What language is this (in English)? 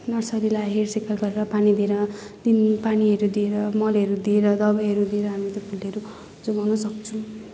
Nepali